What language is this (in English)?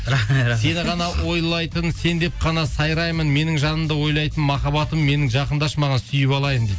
Kazakh